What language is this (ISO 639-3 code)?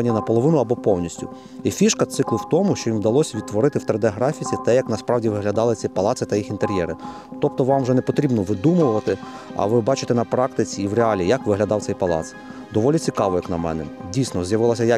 ukr